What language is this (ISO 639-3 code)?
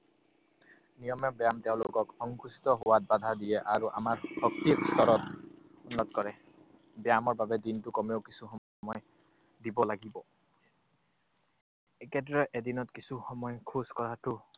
asm